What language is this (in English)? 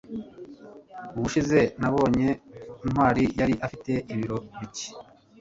Kinyarwanda